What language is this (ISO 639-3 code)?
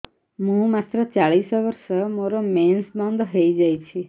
ori